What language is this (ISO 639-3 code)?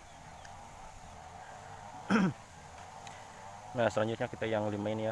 ind